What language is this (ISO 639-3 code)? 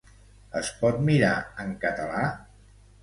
cat